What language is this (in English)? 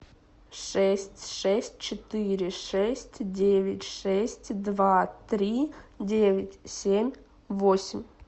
Russian